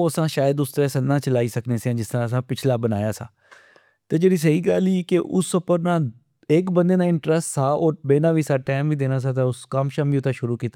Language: Pahari-Potwari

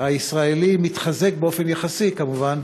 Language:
Hebrew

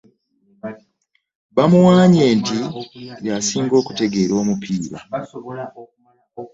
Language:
Ganda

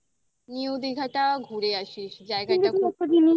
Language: Bangla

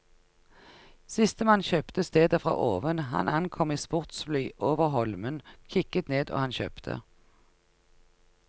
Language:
Norwegian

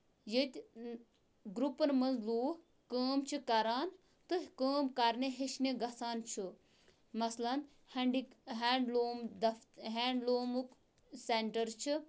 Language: Kashmiri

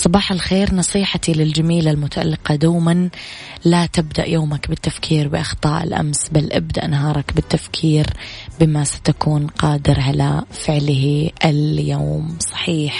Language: Arabic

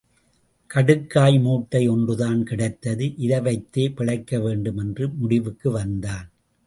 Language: Tamil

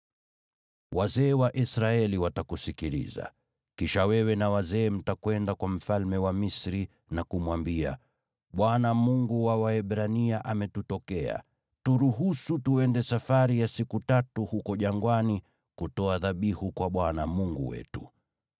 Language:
Swahili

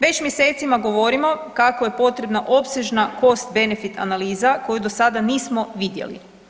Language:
Croatian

